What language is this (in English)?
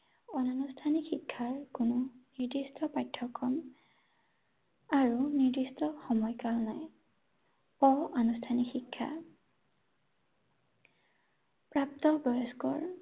Assamese